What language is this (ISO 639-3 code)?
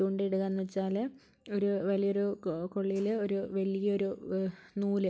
mal